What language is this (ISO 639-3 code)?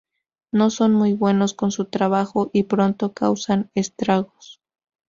spa